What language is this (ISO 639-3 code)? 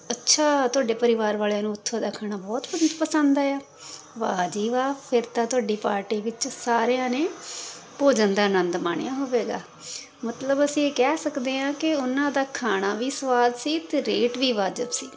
pan